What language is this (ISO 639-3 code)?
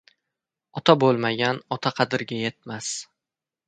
uzb